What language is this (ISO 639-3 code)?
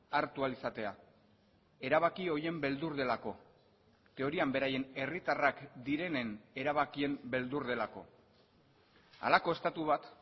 eus